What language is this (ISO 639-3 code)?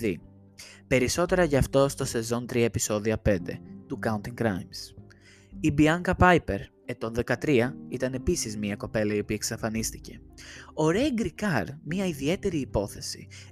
ell